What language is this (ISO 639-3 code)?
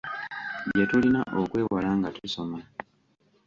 lug